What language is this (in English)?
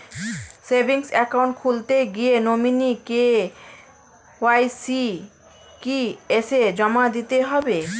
Bangla